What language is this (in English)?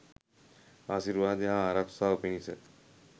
Sinhala